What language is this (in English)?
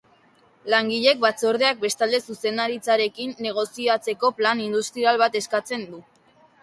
Basque